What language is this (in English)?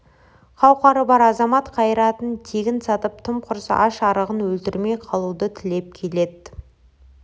Kazakh